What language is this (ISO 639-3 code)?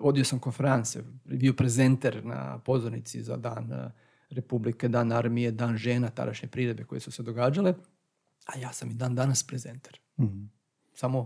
hrv